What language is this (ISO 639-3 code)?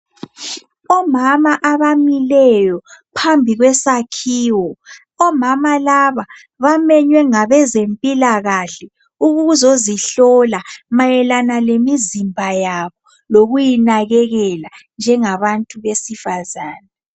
nde